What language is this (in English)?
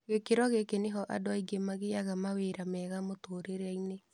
Kikuyu